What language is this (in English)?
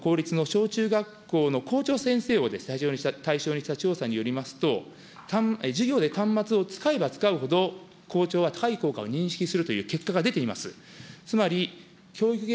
Japanese